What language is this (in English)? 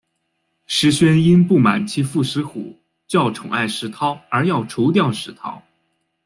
Chinese